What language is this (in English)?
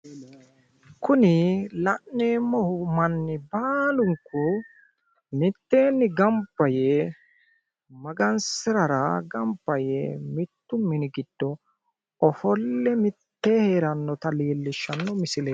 Sidamo